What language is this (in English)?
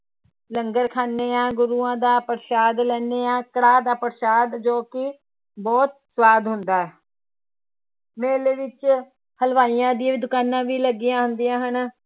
Punjabi